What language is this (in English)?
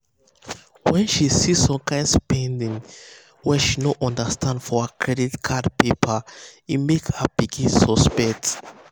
Nigerian Pidgin